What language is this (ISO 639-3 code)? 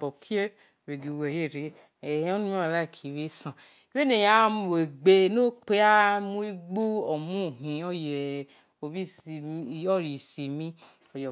ish